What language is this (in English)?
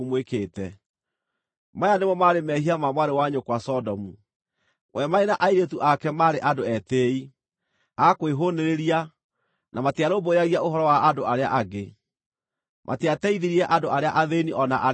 Kikuyu